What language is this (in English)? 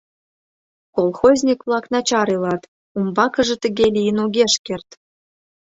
Mari